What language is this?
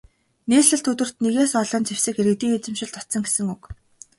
Mongolian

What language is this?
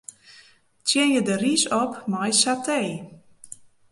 Western Frisian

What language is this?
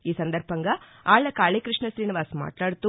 Telugu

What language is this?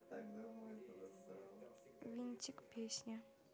Russian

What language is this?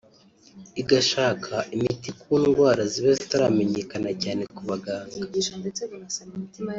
Kinyarwanda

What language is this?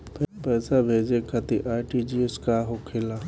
Bhojpuri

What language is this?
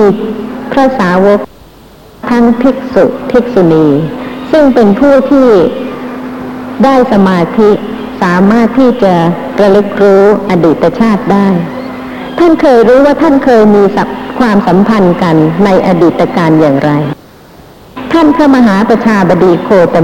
Thai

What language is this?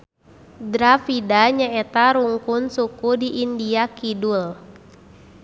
Sundanese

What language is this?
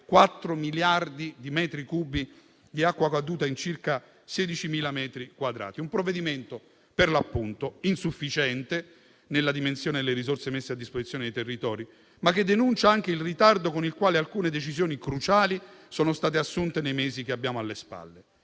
Italian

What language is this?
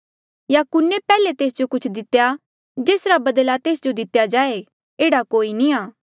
Mandeali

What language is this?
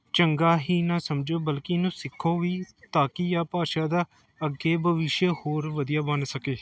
Punjabi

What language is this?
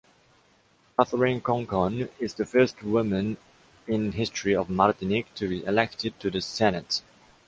English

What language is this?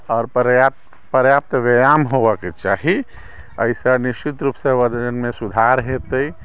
Maithili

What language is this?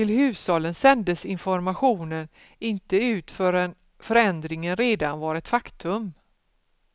Swedish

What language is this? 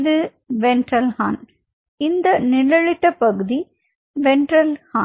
Tamil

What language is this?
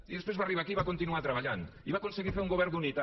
Catalan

